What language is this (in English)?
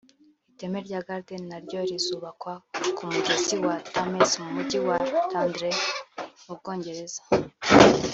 Kinyarwanda